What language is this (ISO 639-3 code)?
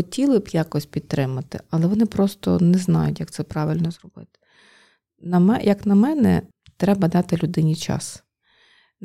ukr